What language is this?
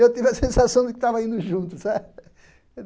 Portuguese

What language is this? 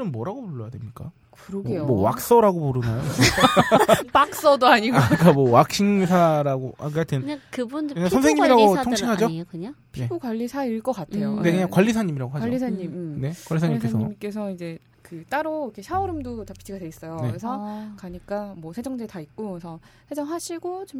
Korean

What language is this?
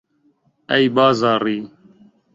Central Kurdish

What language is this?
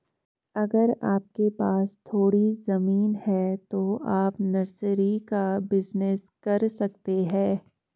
Hindi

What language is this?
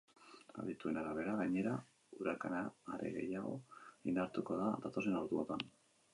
Basque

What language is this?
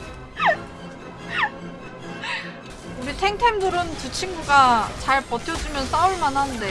Korean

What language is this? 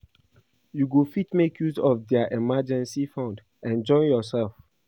Nigerian Pidgin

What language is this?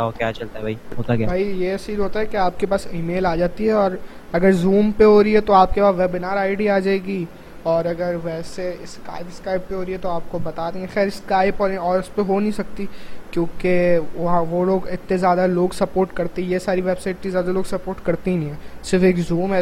Urdu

